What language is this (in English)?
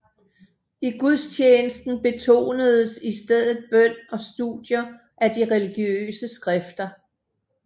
Danish